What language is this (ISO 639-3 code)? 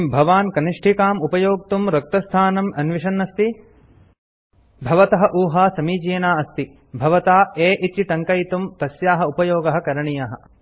san